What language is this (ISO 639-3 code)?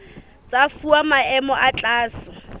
sot